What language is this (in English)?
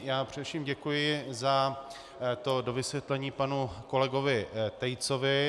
Czech